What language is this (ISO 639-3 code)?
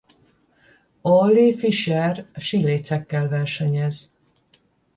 hun